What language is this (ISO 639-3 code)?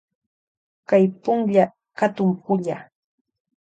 qvj